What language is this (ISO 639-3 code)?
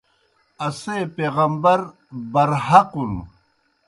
plk